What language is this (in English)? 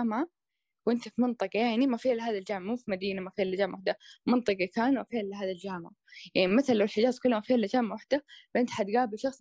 Arabic